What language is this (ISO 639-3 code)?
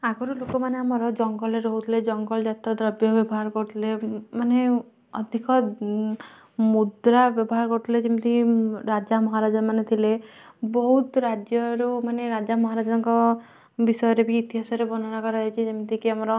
ori